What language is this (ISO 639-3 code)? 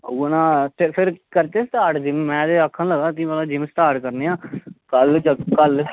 doi